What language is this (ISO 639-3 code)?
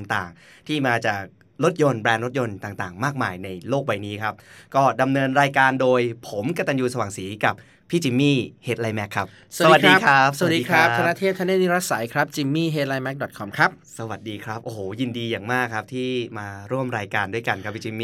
tha